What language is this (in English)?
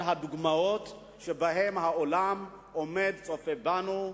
Hebrew